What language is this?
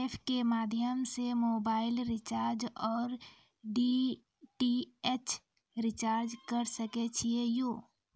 Maithili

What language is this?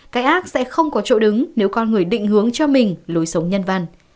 Vietnamese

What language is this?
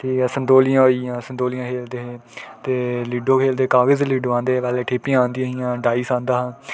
Dogri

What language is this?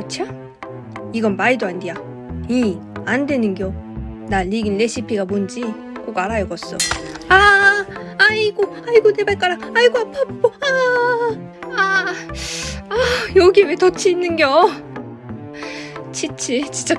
Korean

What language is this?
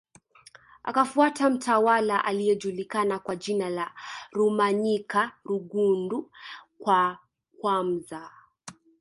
Swahili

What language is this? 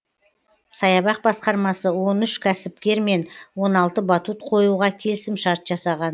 Kazakh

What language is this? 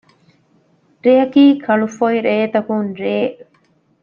Divehi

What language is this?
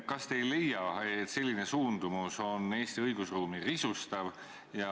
Estonian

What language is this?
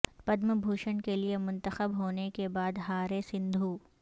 Urdu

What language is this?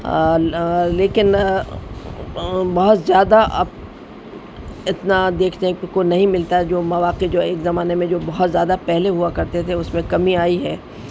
Urdu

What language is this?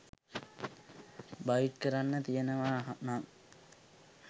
Sinhala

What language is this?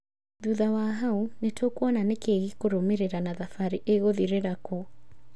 Kikuyu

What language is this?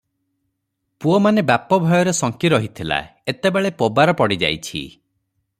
Odia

